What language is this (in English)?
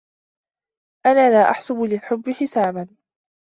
Arabic